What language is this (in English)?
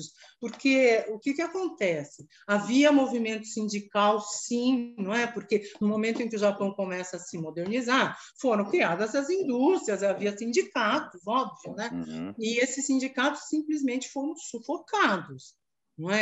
Portuguese